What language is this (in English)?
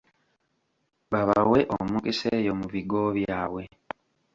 Ganda